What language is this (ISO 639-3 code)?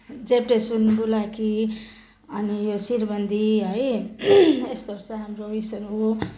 nep